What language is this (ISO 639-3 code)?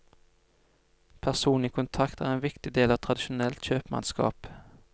nor